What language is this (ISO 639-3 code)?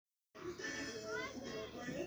som